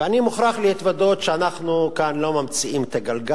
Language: Hebrew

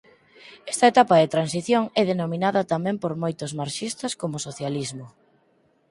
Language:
Galician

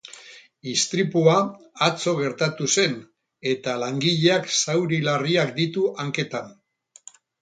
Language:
Basque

